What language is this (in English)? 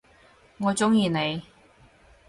Cantonese